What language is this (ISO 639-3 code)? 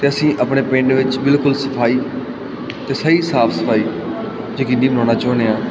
pan